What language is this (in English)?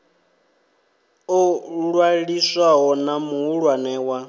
Venda